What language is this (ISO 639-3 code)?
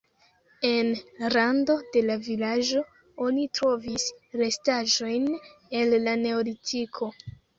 epo